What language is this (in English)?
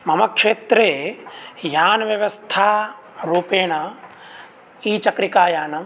Sanskrit